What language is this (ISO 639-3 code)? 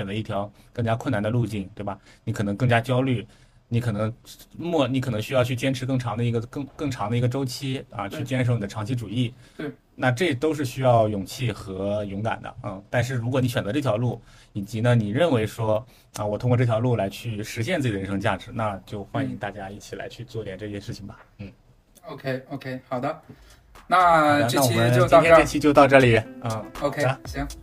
zho